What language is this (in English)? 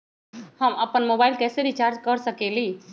Magahi